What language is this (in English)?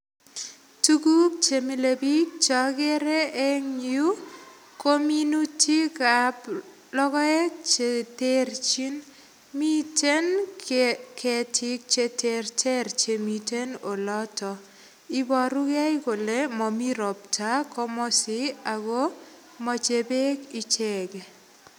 Kalenjin